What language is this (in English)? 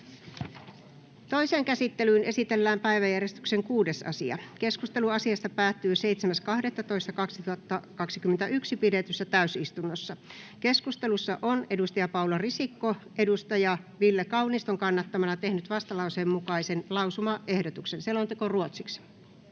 Finnish